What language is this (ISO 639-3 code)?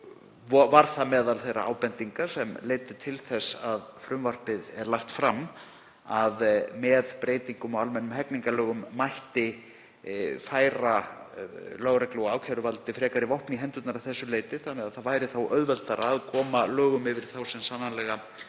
isl